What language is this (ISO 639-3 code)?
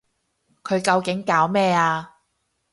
yue